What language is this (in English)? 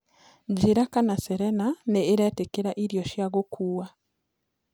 Kikuyu